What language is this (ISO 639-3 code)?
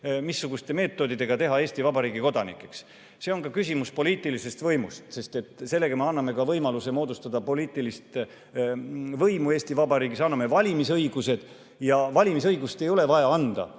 est